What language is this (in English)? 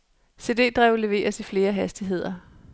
Danish